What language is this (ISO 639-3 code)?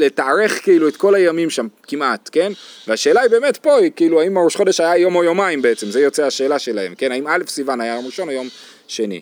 heb